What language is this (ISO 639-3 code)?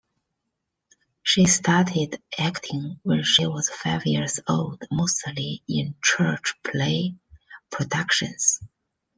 eng